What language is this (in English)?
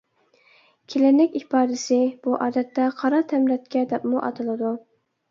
Uyghur